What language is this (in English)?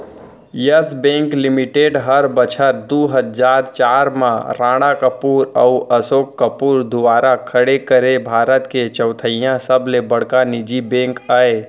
Chhattisgarhi